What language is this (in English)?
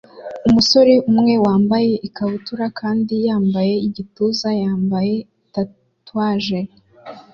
Kinyarwanda